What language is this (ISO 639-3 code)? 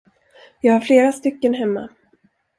swe